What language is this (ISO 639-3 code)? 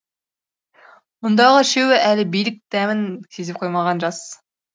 kaz